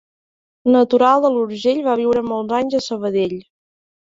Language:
Catalan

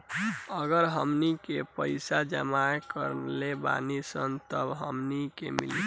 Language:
Bhojpuri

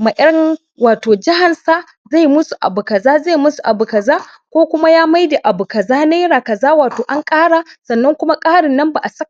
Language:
Hausa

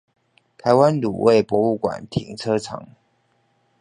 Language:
Chinese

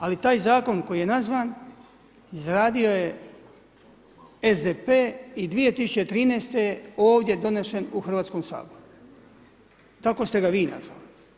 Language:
Croatian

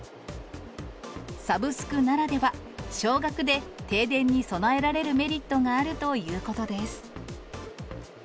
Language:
Japanese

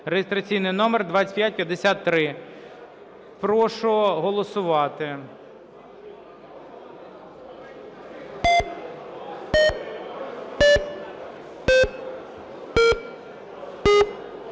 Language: Ukrainian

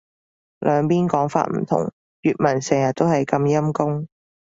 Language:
Cantonese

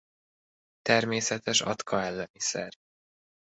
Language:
Hungarian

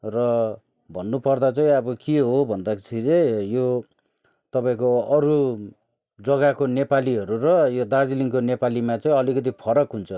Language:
Nepali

